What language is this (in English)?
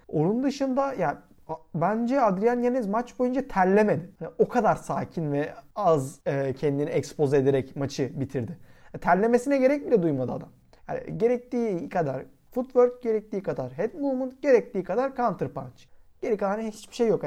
Turkish